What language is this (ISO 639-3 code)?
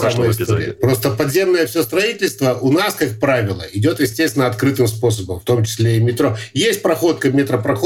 rus